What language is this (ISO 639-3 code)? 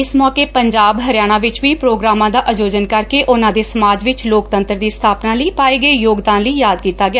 pan